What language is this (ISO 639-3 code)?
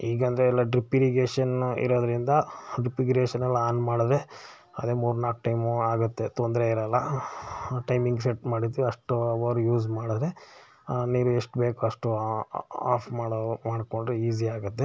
kan